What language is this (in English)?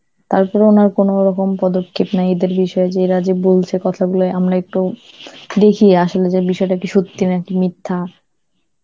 Bangla